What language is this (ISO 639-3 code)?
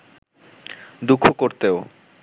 ben